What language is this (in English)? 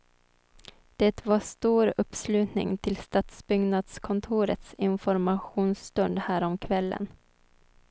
Swedish